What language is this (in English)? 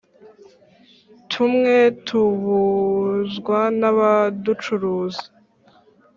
Kinyarwanda